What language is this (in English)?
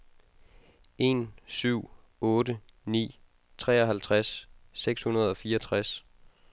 Danish